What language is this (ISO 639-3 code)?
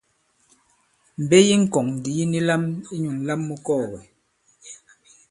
abb